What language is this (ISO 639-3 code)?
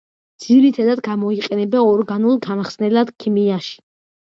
kat